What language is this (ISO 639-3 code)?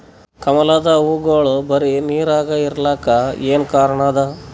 kan